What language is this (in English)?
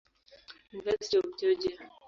Swahili